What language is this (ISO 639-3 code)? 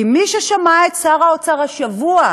heb